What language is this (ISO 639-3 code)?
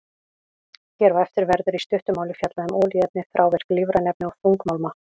isl